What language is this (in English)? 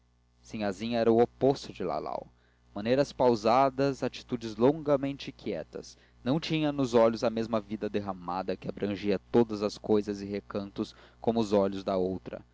Portuguese